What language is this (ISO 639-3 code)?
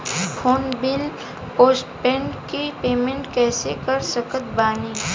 bho